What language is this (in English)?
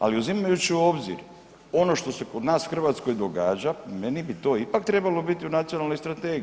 Croatian